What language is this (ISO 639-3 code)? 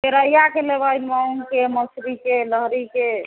mai